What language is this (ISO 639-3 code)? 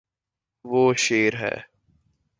urd